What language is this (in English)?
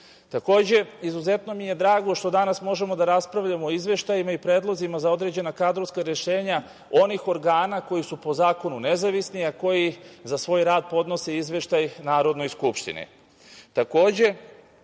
Serbian